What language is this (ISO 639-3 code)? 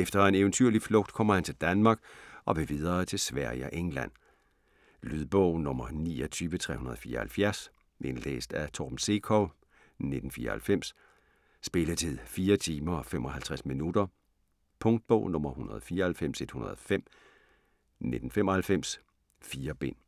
dan